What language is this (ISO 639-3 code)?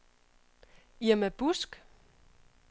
dan